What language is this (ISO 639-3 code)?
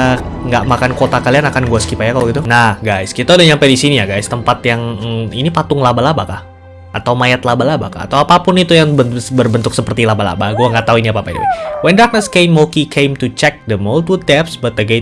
ind